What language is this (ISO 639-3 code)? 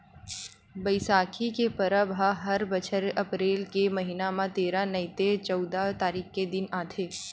hne